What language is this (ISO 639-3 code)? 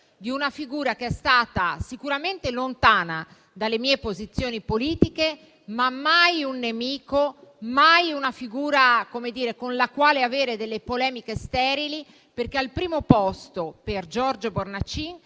ita